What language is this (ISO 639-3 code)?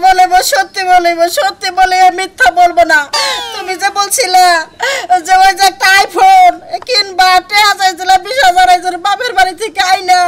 ara